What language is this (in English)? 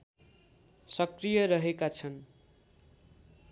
Nepali